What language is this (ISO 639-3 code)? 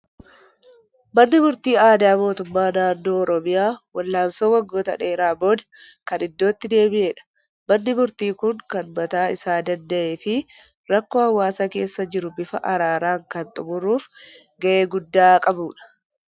orm